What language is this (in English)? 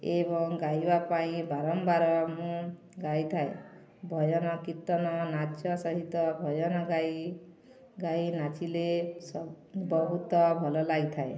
Odia